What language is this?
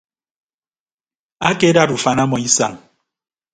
Ibibio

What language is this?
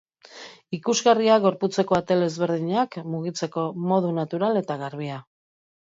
Basque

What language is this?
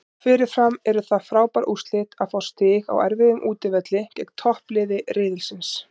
Icelandic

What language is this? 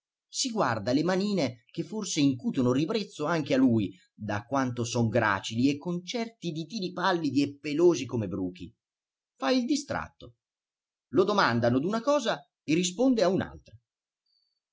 Italian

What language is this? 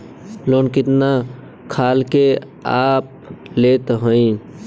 Bhojpuri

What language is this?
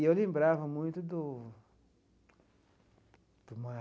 Portuguese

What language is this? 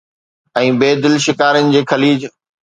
Sindhi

